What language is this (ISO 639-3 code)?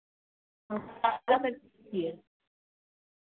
mai